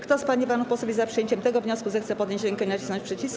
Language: Polish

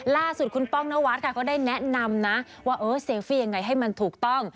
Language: Thai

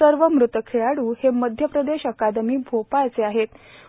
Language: Marathi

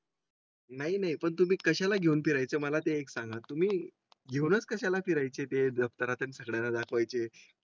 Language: Marathi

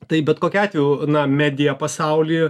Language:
Lithuanian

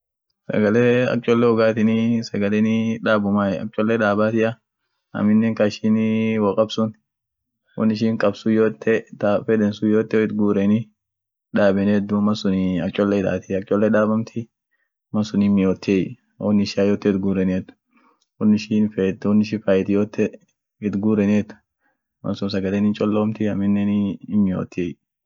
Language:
Orma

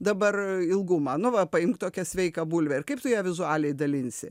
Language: Lithuanian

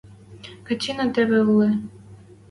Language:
Western Mari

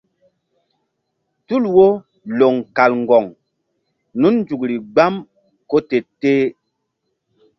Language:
Mbum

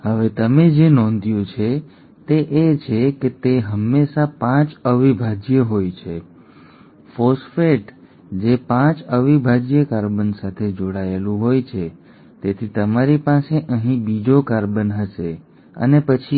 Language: Gujarati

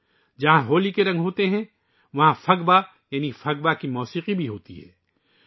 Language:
Urdu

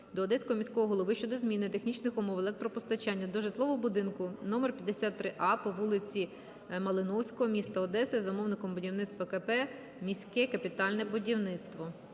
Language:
Ukrainian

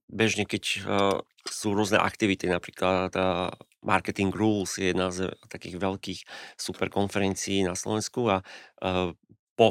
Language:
Slovak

